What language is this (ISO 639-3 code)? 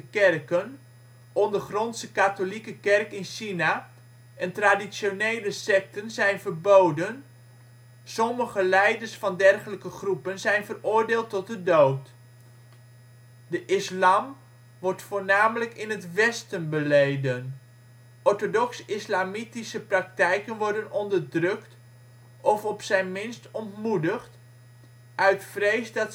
nld